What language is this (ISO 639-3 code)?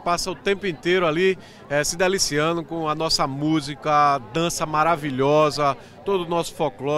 por